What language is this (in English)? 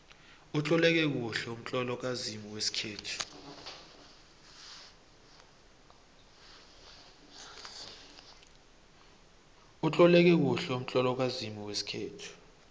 South Ndebele